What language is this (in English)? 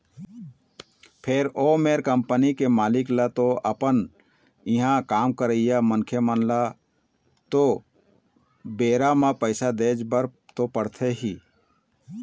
Chhattisgarhi